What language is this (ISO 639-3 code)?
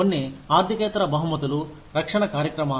tel